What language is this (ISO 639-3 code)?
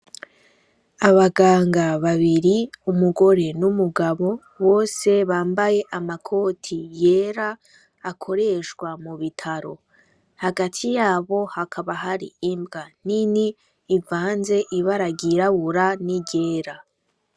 run